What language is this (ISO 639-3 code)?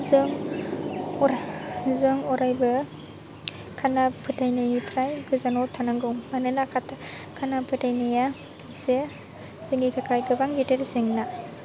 brx